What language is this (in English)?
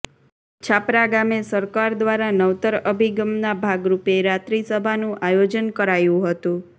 Gujarati